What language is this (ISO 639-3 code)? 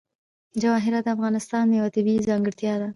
pus